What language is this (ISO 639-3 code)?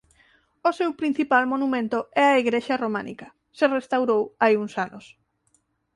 glg